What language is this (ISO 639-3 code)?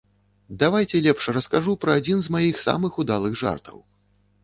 bel